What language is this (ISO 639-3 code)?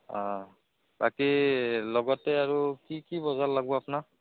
asm